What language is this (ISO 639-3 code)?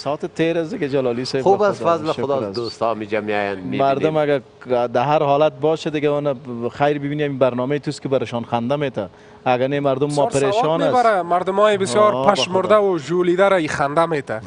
fas